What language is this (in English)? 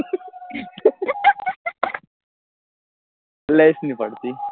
Gujarati